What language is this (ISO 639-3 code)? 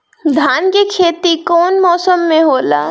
bho